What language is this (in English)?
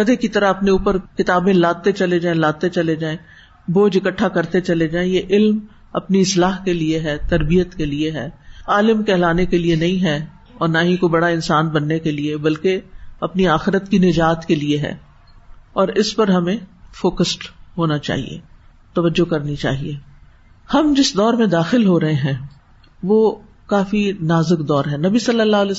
Urdu